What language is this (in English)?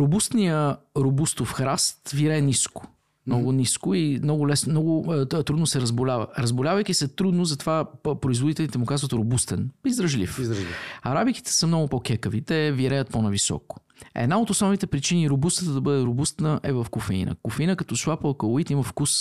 Bulgarian